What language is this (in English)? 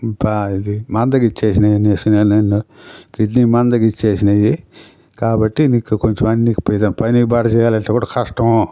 Telugu